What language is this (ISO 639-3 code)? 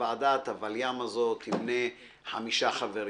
heb